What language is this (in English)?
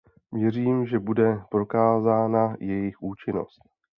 Czech